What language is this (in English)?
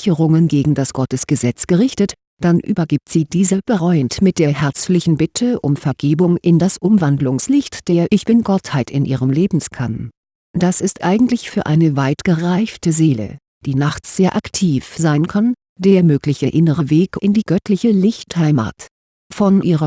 German